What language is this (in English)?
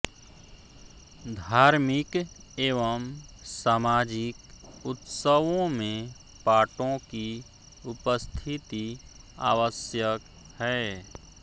Hindi